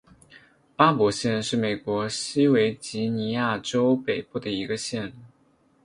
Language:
Chinese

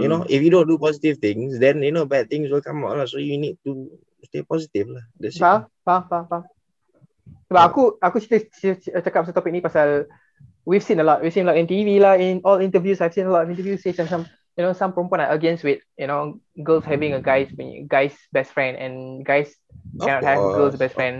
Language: Malay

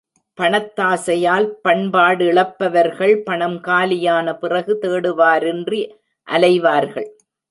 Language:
Tamil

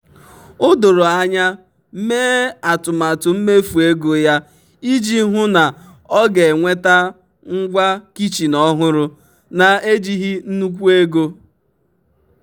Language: Igbo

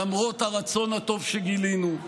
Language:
Hebrew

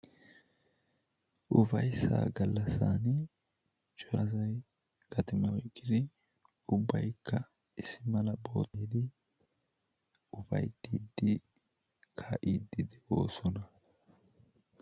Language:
Wolaytta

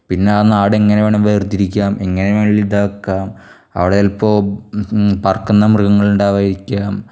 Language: Malayalam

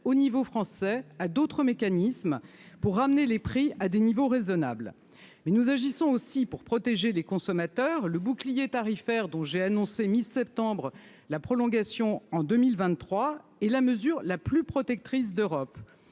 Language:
French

